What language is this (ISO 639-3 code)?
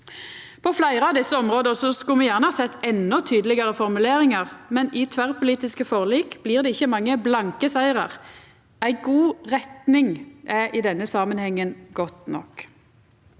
nor